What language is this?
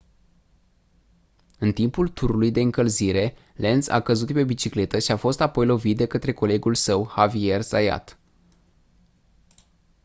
Romanian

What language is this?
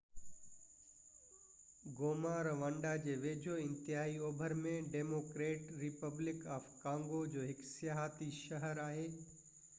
Sindhi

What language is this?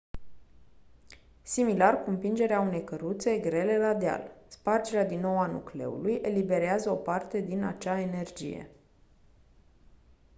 Romanian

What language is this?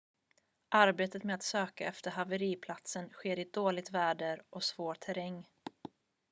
Swedish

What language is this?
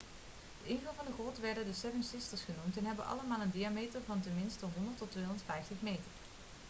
Dutch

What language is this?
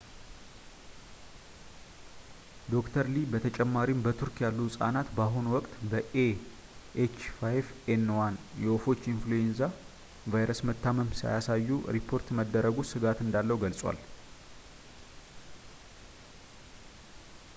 Amharic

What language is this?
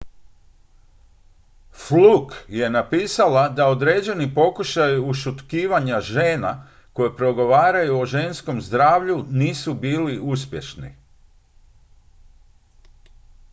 Croatian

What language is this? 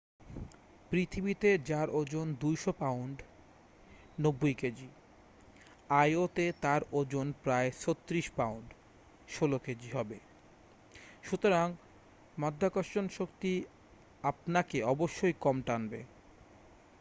Bangla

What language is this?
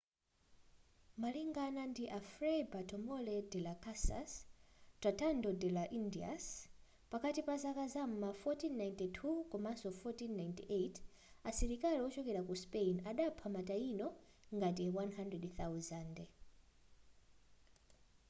Nyanja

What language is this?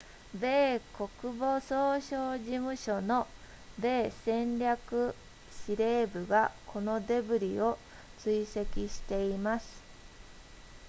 Japanese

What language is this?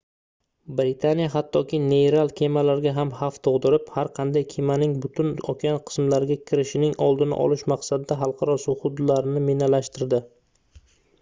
Uzbek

